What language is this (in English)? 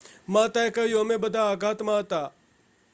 Gujarati